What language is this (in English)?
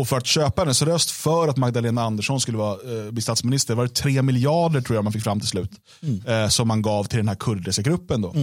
Swedish